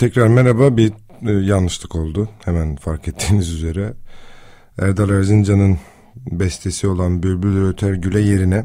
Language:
Turkish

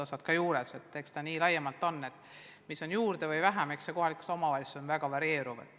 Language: Estonian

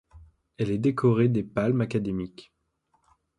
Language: French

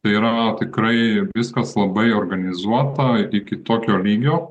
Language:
Lithuanian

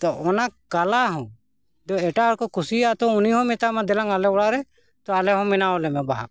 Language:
Santali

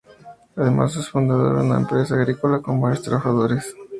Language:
Spanish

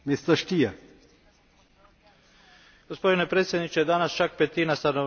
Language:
Croatian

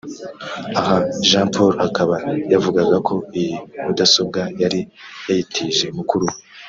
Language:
Kinyarwanda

